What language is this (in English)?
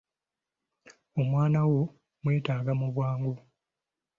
Ganda